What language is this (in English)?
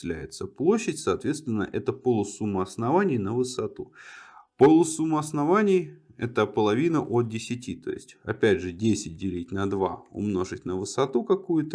Russian